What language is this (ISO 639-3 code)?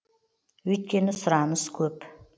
kaz